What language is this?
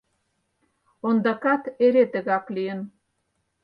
Mari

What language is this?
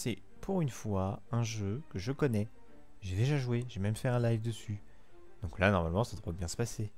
French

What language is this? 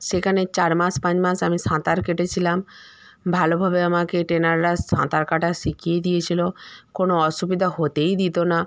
Bangla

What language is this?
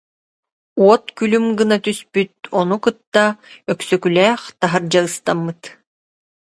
Yakut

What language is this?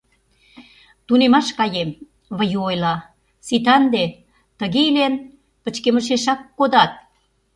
Mari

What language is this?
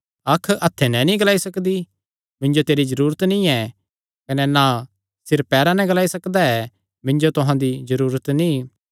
Kangri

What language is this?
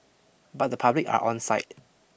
English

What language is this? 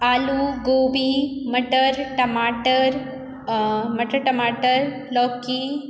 Maithili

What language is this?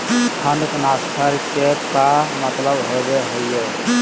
Magahi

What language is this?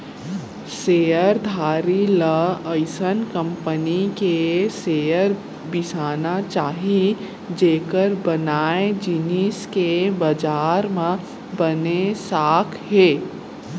Chhattisgarhi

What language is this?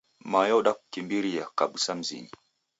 Taita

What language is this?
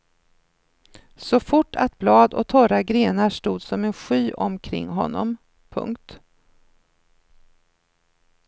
Swedish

